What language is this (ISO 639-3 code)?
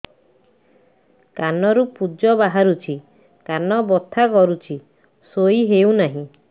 ori